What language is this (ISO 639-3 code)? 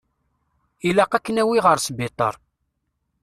kab